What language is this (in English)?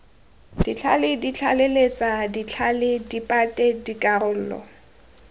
Tswana